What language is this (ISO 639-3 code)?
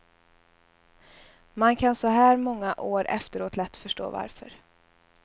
swe